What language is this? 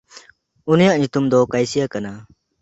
Santali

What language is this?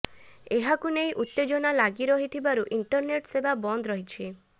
Odia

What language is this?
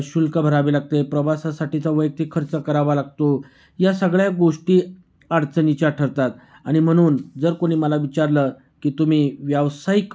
Marathi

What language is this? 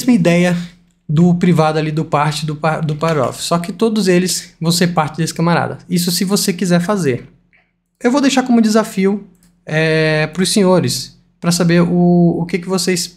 Portuguese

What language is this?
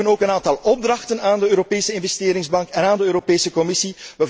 Dutch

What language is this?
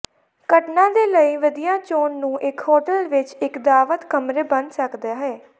Punjabi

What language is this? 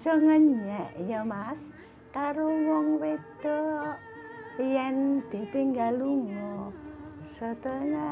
Indonesian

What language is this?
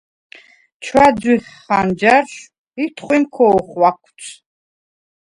Svan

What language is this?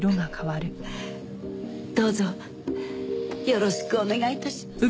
Japanese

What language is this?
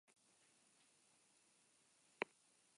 Basque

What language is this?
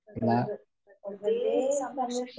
Malayalam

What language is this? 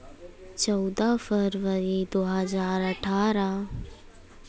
Hindi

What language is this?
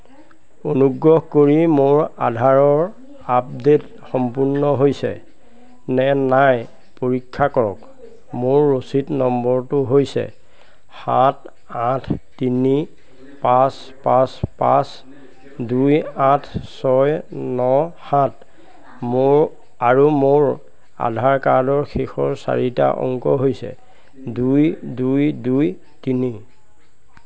Assamese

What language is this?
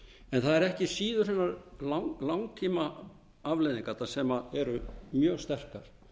Icelandic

